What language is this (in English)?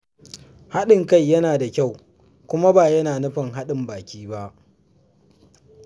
Hausa